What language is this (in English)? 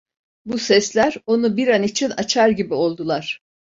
Turkish